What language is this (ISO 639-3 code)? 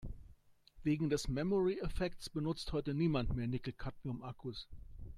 deu